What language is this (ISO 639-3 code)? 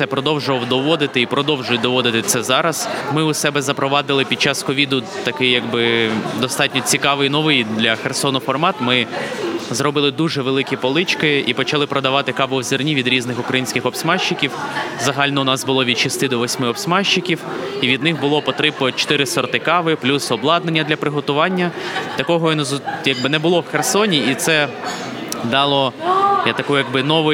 ukr